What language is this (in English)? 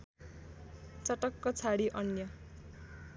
Nepali